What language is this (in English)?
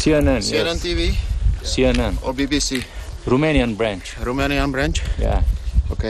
Romanian